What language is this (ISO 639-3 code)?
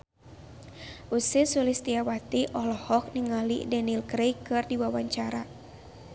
sun